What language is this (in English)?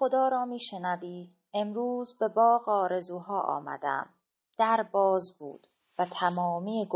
Persian